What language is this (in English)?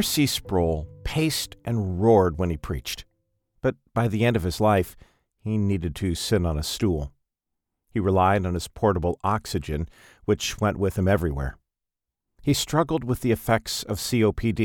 English